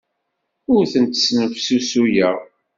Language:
Kabyle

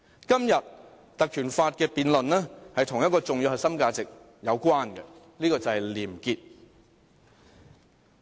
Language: Cantonese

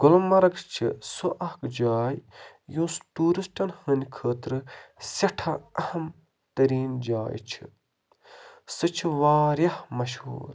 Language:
Kashmiri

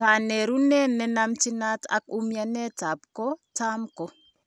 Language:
Kalenjin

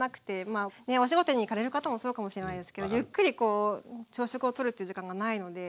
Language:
Japanese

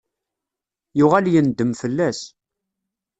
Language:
Kabyle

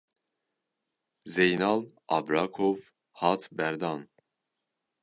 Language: Kurdish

